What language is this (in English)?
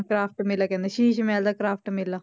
Punjabi